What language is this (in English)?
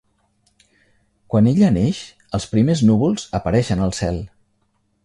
Catalan